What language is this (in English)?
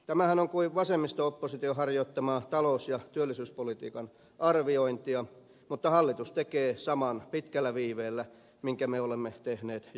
Finnish